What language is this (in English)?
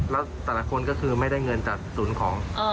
Thai